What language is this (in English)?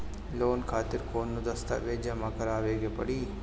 Bhojpuri